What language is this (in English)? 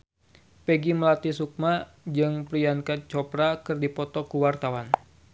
Sundanese